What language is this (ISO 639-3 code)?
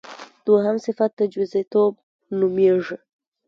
pus